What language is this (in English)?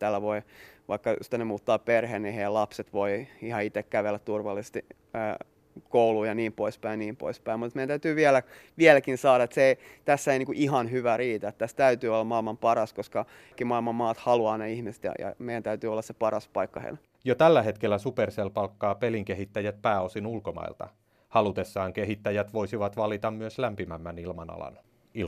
Finnish